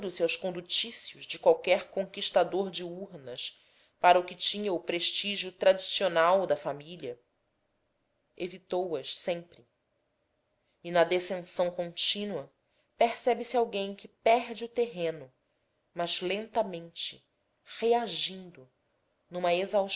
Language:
Portuguese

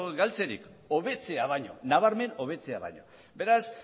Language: Basque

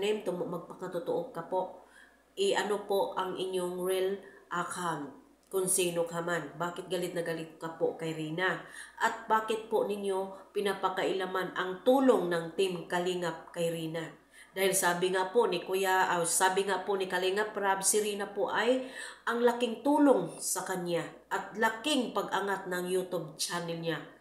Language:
Filipino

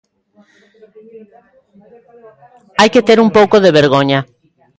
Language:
Galician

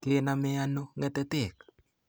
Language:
Kalenjin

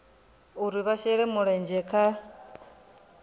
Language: Venda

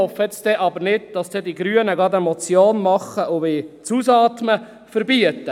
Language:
Swiss German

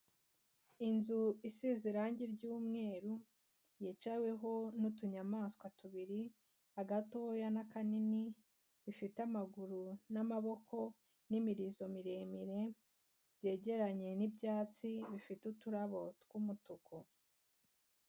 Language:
Kinyarwanda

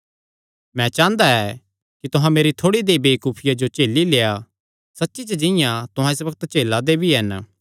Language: Kangri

